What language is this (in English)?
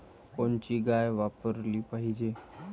Marathi